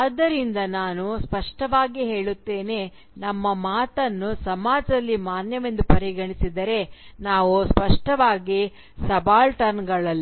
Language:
Kannada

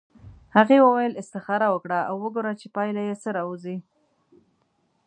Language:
Pashto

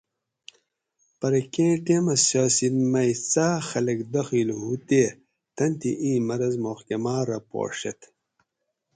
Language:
Gawri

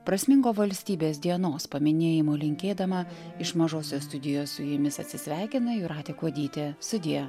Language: Lithuanian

